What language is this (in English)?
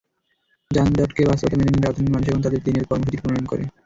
Bangla